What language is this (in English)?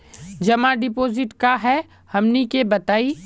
Magahi